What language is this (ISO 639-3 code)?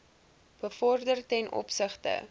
afr